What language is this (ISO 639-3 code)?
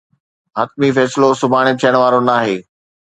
snd